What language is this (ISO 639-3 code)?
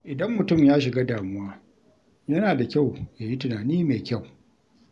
hau